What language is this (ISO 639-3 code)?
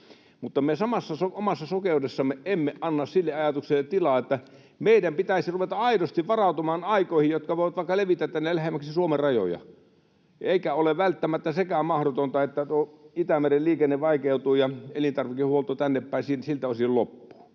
fin